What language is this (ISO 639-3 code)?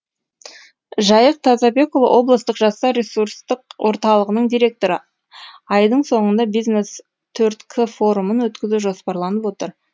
kaz